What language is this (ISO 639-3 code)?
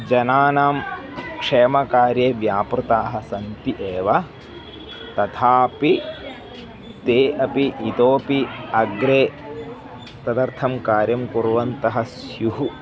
san